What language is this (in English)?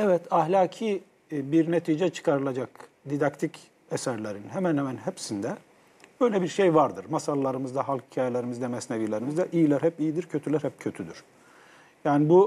Turkish